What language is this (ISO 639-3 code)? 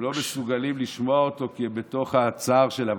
heb